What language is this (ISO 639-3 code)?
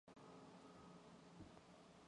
mon